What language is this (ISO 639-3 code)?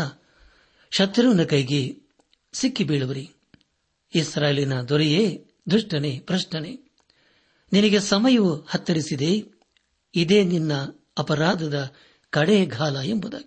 kan